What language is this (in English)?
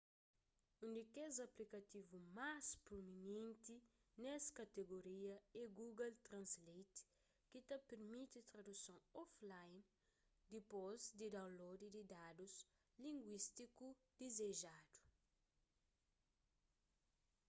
Kabuverdianu